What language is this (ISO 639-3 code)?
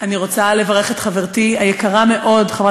heb